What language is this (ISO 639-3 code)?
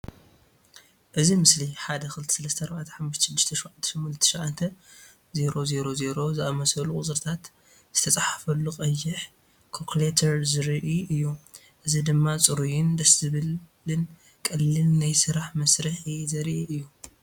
tir